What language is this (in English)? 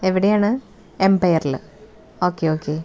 Malayalam